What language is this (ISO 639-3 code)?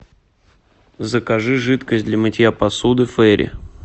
rus